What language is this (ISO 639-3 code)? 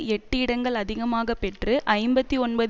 tam